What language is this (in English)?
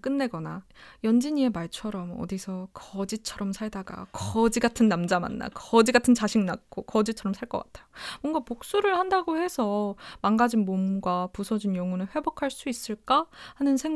Korean